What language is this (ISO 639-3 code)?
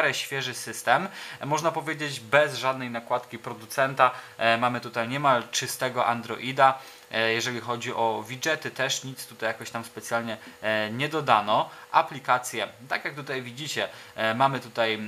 pol